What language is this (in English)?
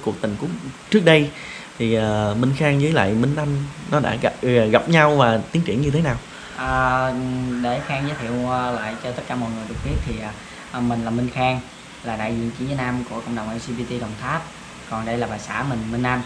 Vietnamese